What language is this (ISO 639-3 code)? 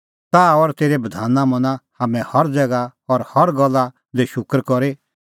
kfx